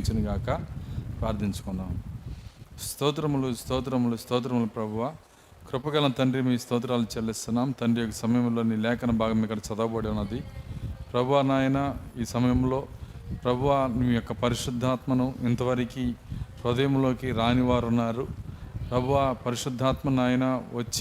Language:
Telugu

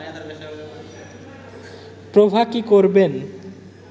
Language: Bangla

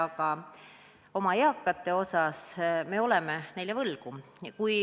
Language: Estonian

